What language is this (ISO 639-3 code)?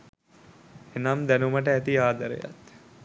sin